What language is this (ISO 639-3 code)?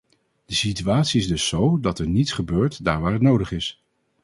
nld